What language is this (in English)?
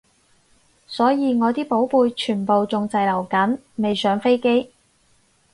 Cantonese